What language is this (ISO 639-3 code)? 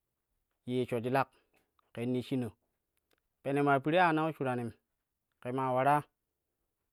kuh